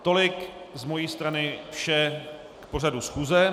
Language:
Czech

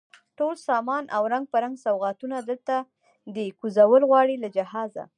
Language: Pashto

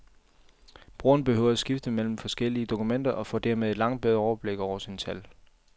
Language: Danish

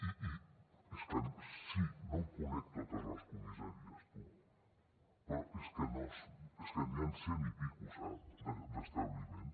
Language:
Catalan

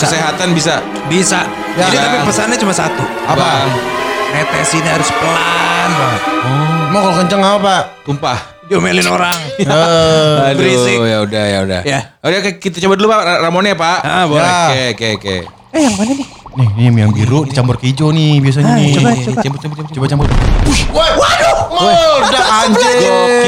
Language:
Indonesian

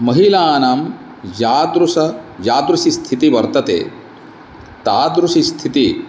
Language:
Sanskrit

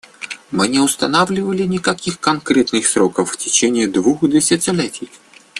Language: Russian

